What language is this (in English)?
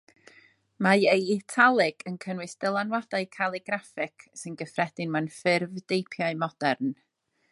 Welsh